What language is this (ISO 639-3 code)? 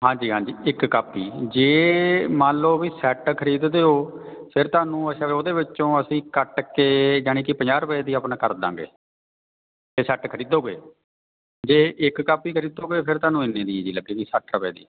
pan